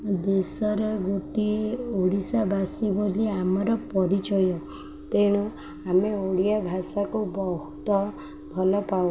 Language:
Odia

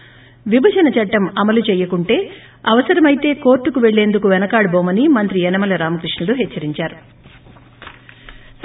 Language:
Telugu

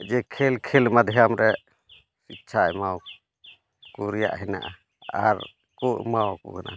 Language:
Santali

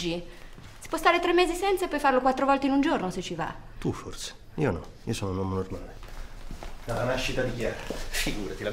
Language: Italian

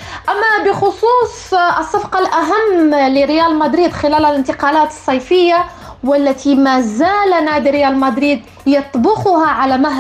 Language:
Arabic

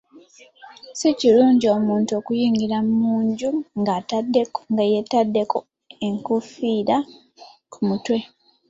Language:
Ganda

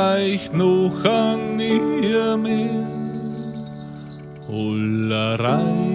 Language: Latvian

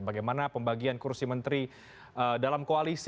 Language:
Indonesian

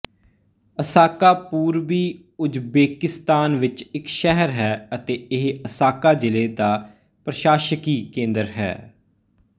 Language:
Punjabi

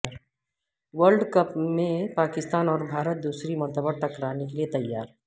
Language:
Urdu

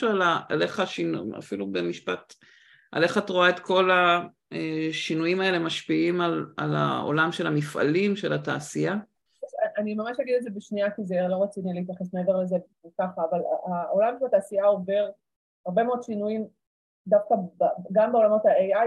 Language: Hebrew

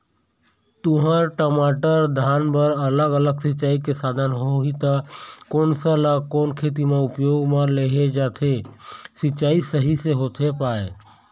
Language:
Chhattisgarhi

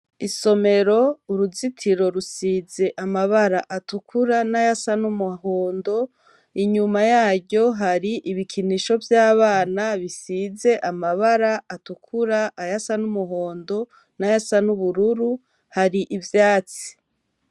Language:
Rundi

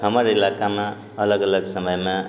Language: Maithili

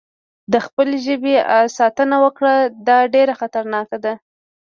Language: Pashto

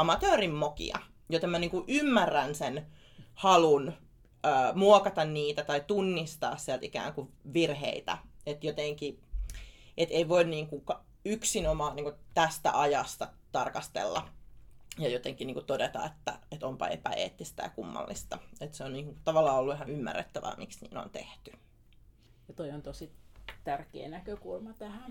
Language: Finnish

